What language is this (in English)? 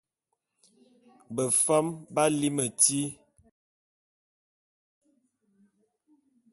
Bulu